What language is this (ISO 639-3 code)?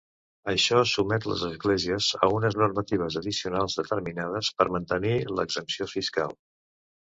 cat